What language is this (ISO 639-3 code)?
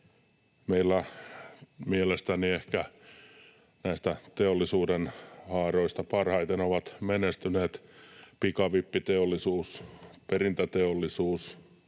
fin